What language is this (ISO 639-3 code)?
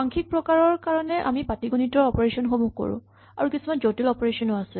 asm